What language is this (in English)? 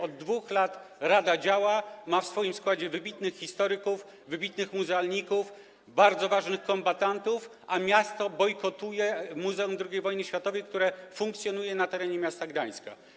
Polish